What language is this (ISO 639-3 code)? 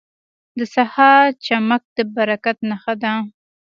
pus